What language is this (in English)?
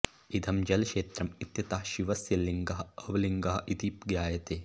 Sanskrit